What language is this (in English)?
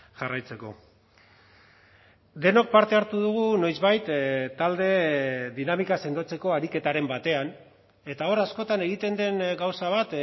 Basque